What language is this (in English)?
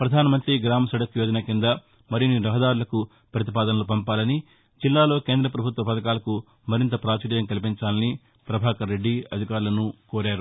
Telugu